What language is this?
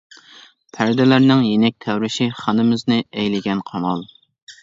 Uyghur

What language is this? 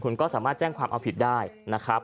Thai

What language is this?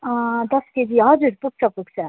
Nepali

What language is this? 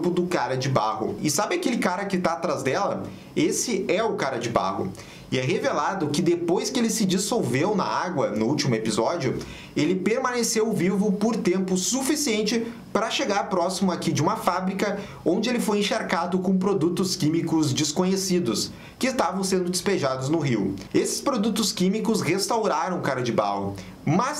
Portuguese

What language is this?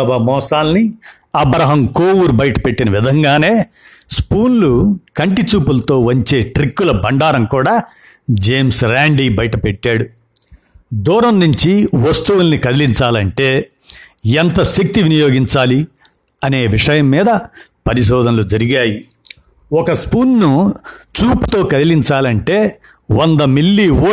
Telugu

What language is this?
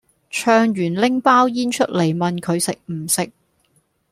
Cantonese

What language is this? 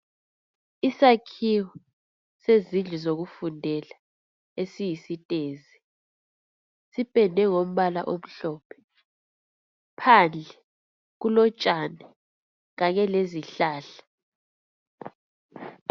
North Ndebele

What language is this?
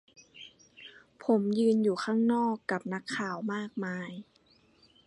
Thai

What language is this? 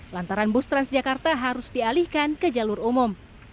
Indonesian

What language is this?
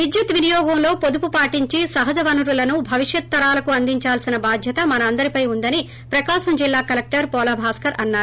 Telugu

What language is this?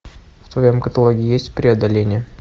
Russian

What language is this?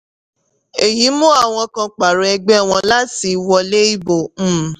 Yoruba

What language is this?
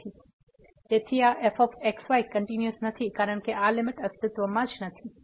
Gujarati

